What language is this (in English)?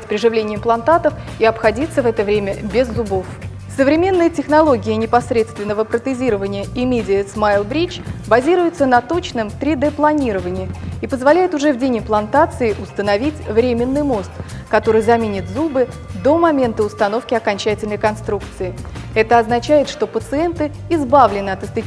Russian